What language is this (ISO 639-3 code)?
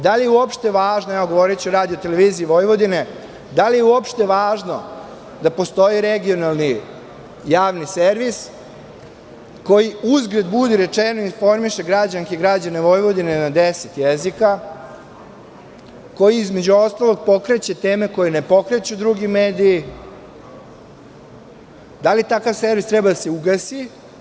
srp